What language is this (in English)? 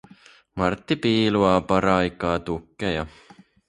Finnish